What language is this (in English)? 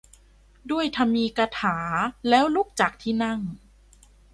Thai